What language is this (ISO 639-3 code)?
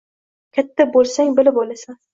uzb